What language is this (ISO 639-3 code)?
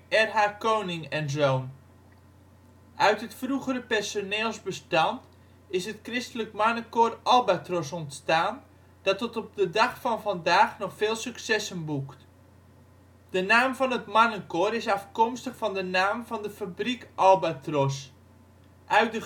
nld